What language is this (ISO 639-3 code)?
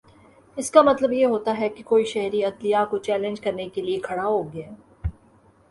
urd